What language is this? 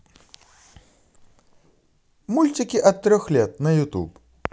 Russian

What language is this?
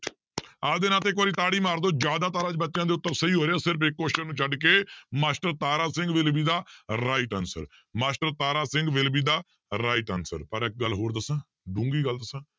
Punjabi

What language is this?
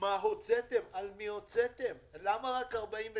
Hebrew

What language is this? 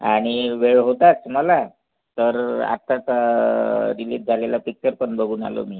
Marathi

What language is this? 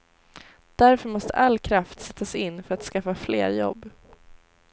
Swedish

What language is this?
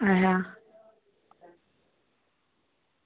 Dogri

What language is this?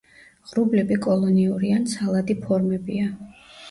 Georgian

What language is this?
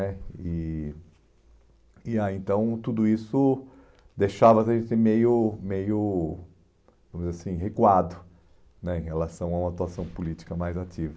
Portuguese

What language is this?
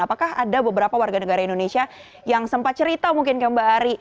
Indonesian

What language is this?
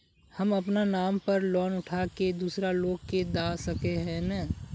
Magahi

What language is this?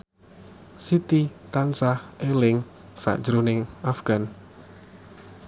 Javanese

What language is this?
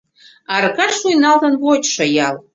Mari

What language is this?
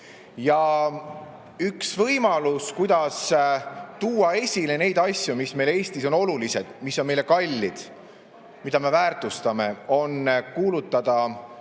Estonian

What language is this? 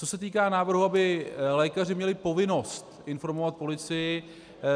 Czech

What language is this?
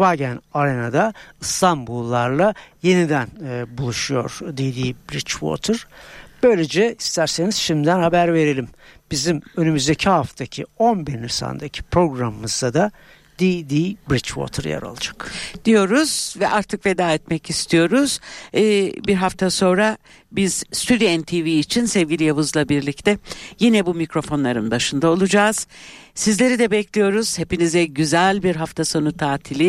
Turkish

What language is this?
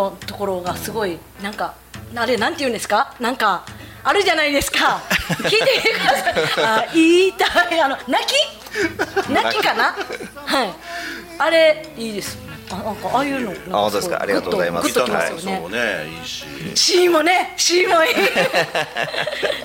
Japanese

